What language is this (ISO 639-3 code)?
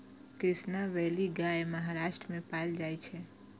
mai